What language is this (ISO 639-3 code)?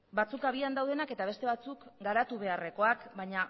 eus